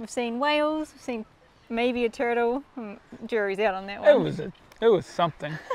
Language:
English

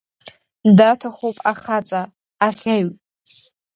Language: Abkhazian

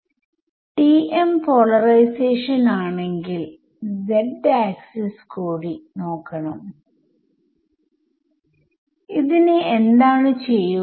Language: Malayalam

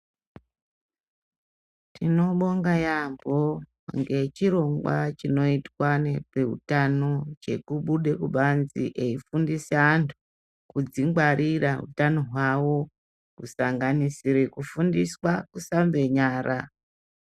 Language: Ndau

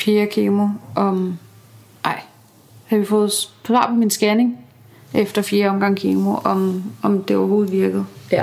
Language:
Danish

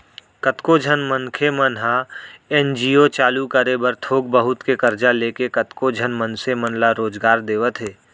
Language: Chhattisgarhi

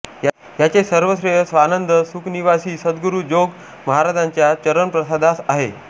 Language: Marathi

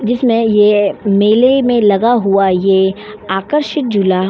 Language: Hindi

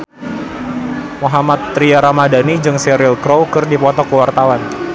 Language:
Sundanese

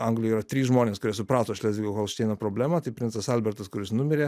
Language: Lithuanian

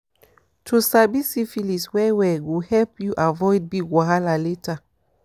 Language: Nigerian Pidgin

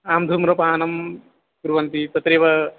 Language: Sanskrit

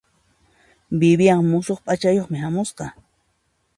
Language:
Puno Quechua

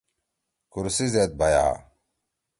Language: Torwali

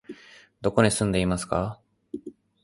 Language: Japanese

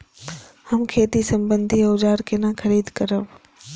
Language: Maithili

